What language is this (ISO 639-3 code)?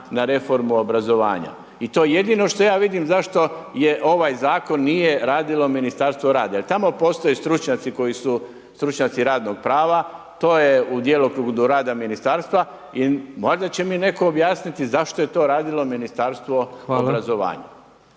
hrv